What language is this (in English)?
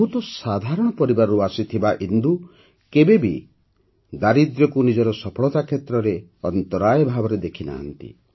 Odia